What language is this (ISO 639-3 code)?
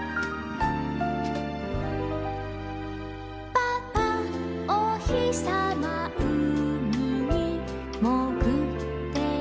jpn